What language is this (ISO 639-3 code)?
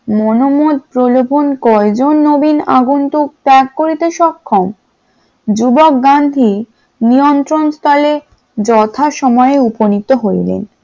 ben